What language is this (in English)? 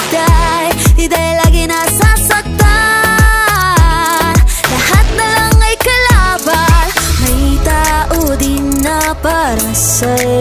Korean